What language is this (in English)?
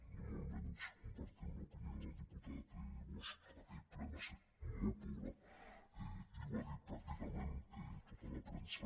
Catalan